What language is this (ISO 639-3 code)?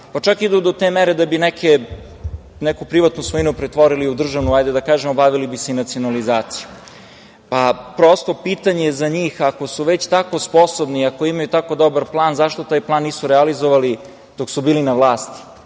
srp